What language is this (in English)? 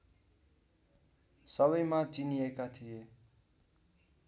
Nepali